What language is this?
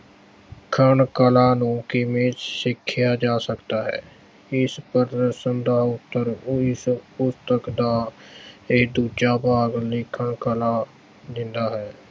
Punjabi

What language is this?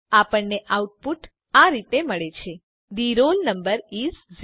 Gujarati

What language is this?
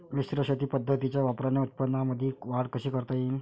Marathi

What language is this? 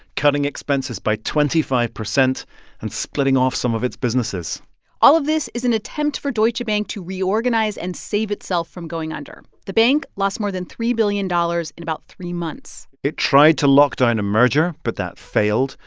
English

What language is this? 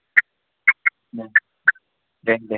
Bodo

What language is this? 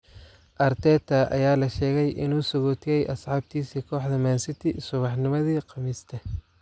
Somali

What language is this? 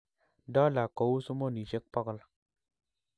Kalenjin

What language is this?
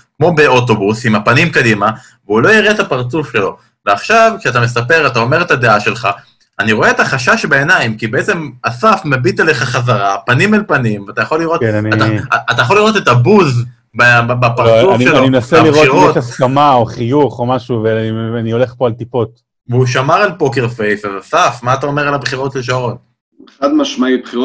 Hebrew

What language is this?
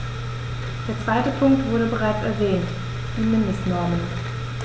German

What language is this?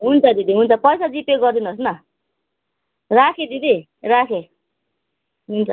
Nepali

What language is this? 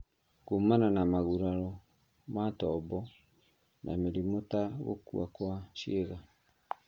Kikuyu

